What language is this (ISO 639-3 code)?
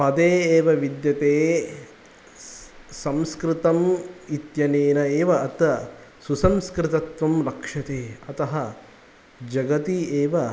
san